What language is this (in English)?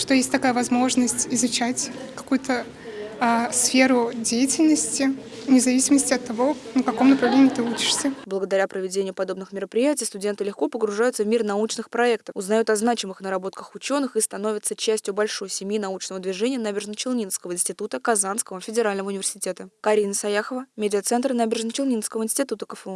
Russian